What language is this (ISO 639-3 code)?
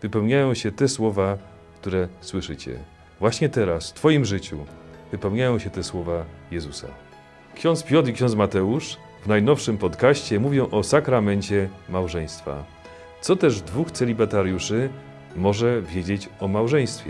pol